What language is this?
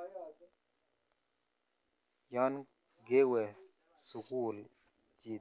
Kalenjin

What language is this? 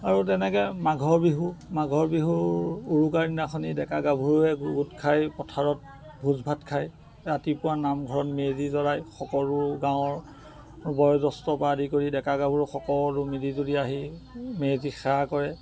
Assamese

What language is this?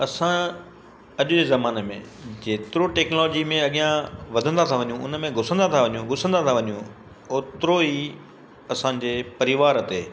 Sindhi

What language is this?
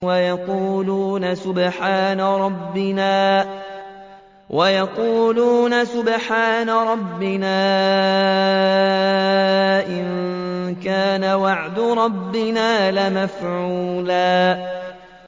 Arabic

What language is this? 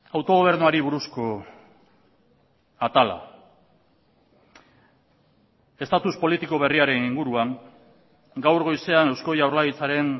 Basque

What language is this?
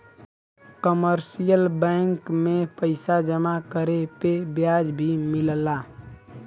Bhojpuri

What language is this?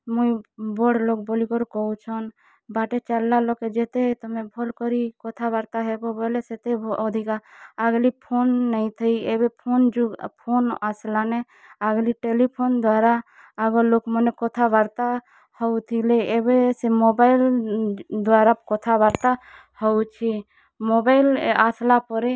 Odia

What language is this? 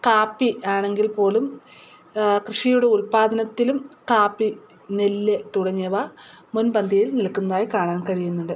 Malayalam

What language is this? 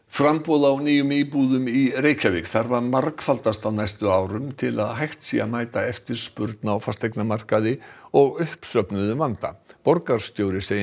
Icelandic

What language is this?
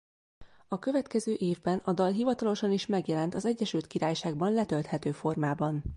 Hungarian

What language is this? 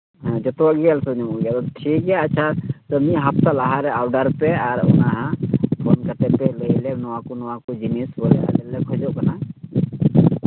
Santali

